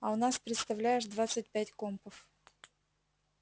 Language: Russian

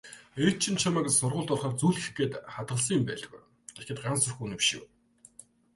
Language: Mongolian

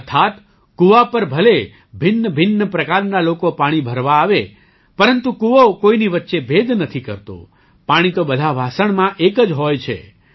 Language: Gujarati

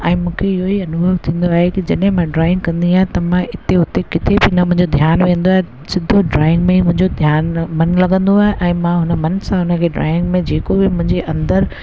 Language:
Sindhi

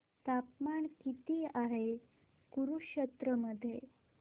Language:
Marathi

